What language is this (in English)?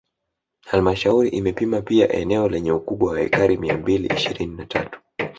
Swahili